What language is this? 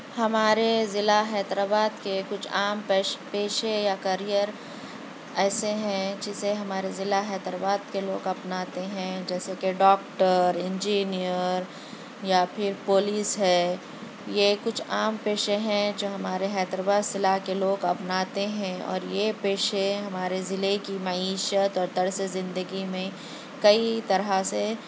Urdu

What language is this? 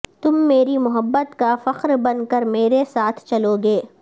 Urdu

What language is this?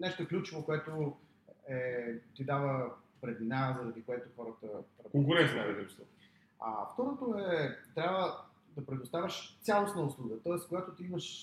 Bulgarian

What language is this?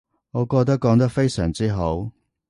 Cantonese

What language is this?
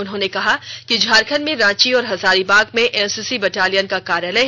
Hindi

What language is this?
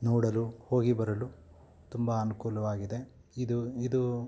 Kannada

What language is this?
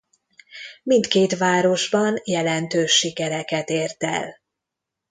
Hungarian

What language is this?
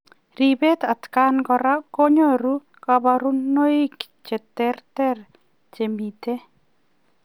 Kalenjin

